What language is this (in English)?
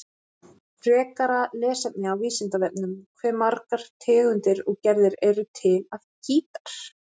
Icelandic